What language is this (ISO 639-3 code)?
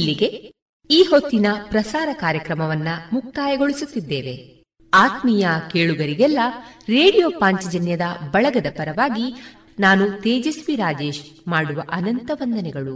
kan